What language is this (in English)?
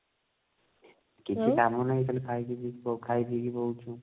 Odia